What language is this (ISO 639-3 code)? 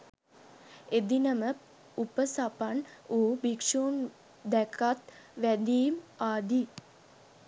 sin